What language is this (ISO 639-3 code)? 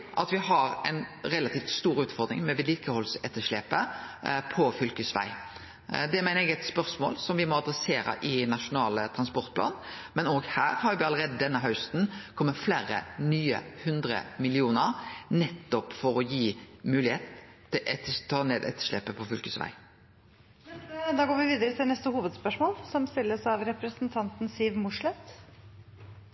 nor